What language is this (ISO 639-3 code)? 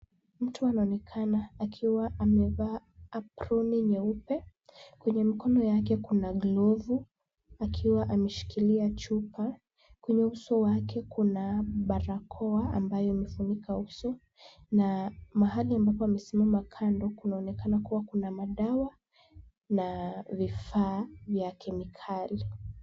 swa